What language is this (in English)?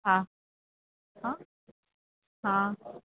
Urdu